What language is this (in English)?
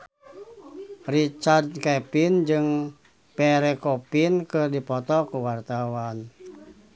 Sundanese